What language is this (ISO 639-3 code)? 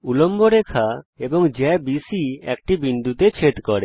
ben